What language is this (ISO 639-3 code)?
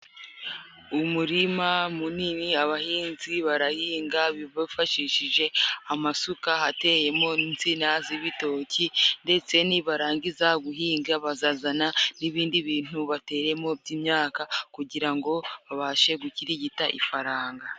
kin